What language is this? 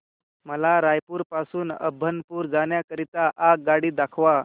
Marathi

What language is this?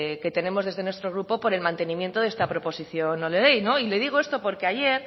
Spanish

